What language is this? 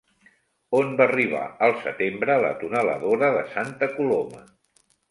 Catalan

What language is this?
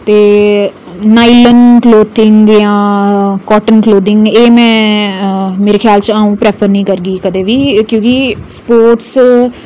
Dogri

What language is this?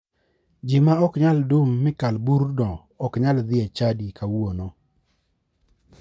Luo (Kenya and Tanzania)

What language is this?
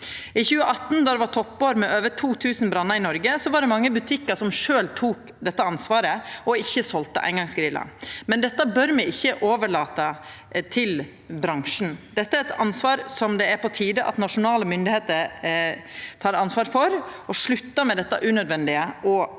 Norwegian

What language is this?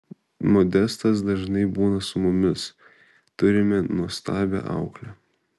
Lithuanian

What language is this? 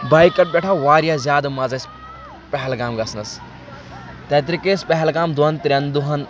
Kashmiri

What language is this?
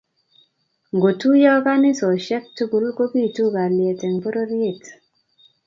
Kalenjin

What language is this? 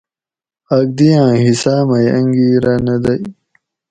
Gawri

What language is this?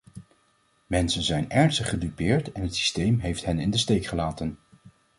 Dutch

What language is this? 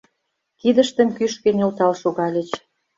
Mari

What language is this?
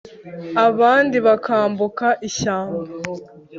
Kinyarwanda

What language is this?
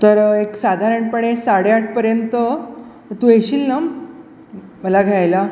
Marathi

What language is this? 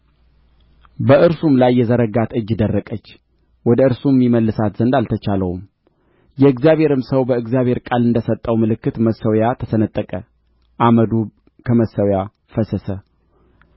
Amharic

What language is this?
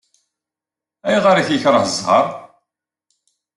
Kabyle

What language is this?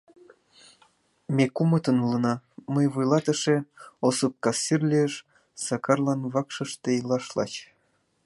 Mari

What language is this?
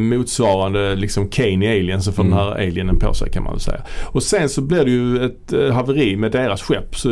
Swedish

